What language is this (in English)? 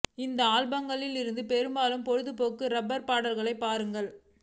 Tamil